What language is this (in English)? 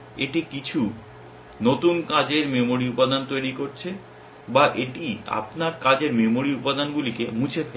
Bangla